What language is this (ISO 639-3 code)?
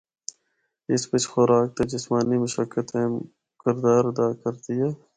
hno